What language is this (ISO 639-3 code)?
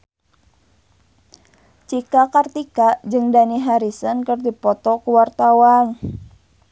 sun